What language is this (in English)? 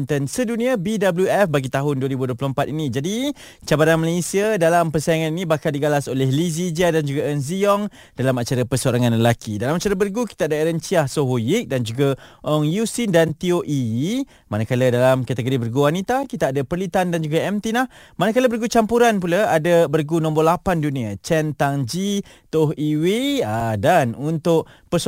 Malay